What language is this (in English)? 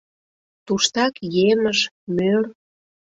Mari